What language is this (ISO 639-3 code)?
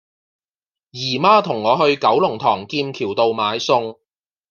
yue